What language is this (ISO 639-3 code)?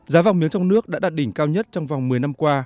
vie